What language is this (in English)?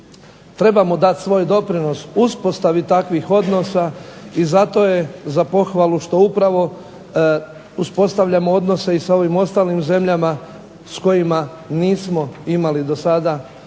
Croatian